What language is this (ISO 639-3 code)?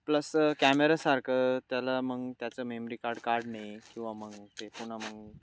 mar